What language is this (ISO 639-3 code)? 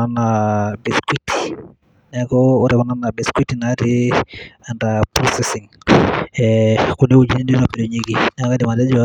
mas